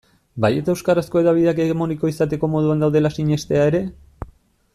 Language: Basque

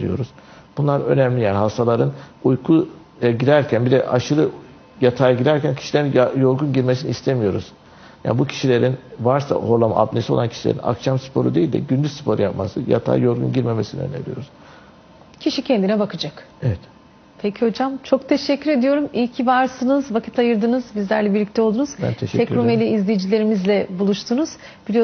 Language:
Turkish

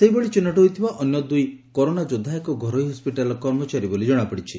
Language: Odia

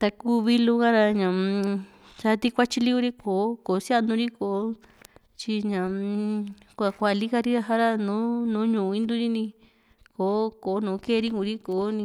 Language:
Juxtlahuaca Mixtec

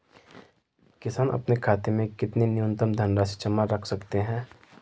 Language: Hindi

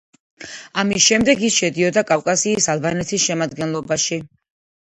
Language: Georgian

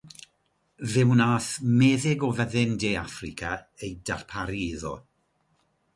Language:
Welsh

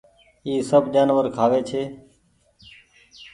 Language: Goaria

